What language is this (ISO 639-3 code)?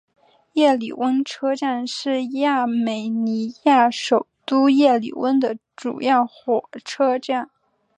zho